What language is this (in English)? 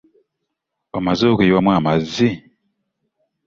Ganda